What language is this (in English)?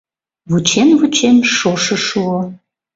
Mari